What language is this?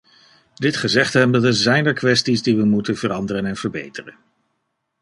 Dutch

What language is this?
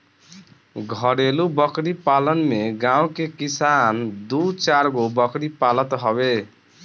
Bhojpuri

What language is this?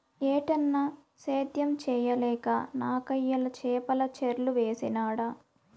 Telugu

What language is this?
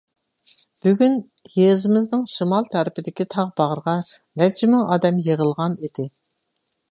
Uyghur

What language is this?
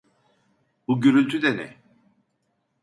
Turkish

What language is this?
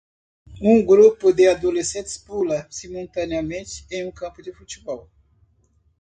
Portuguese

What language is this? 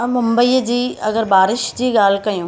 Sindhi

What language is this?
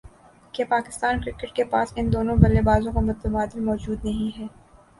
Urdu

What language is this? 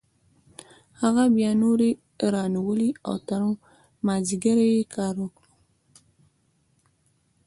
Pashto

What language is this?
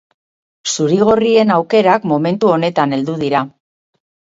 Basque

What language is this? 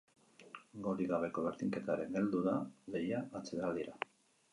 Basque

